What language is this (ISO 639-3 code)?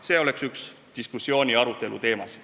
est